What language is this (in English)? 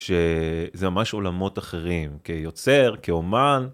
Hebrew